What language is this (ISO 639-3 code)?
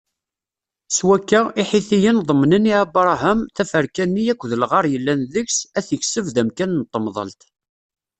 kab